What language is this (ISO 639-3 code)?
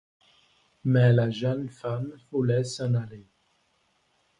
fra